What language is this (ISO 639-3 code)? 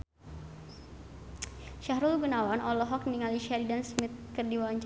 sun